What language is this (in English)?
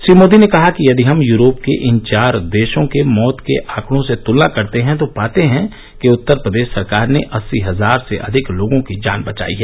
Hindi